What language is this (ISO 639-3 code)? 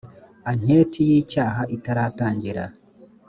kin